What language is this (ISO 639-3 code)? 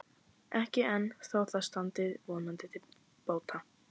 isl